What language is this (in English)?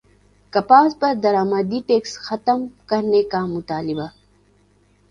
Urdu